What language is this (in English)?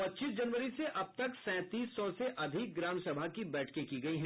Hindi